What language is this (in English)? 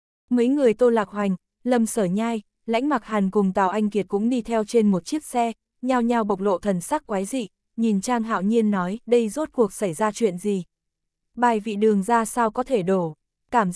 Vietnamese